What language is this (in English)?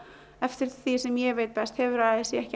Icelandic